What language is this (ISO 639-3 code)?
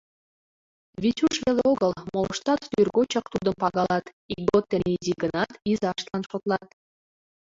chm